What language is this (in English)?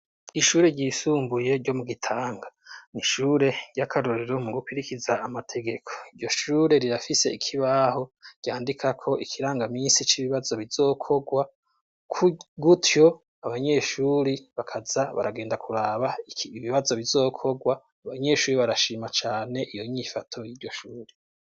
Rundi